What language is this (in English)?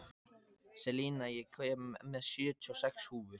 Icelandic